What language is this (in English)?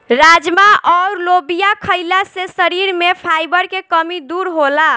Bhojpuri